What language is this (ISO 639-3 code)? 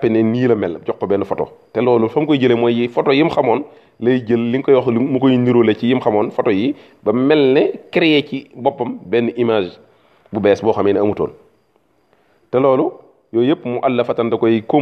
ara